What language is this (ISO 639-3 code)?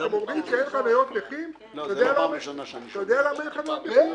heb